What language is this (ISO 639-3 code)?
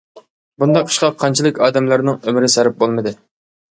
uig